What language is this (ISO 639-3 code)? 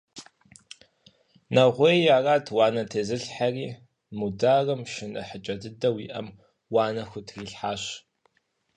kbd